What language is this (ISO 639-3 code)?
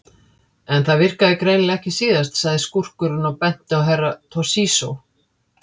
isl